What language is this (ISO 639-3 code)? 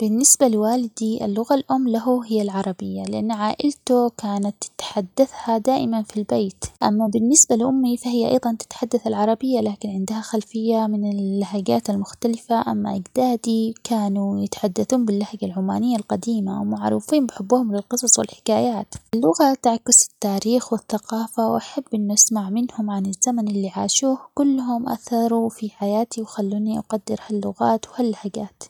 acx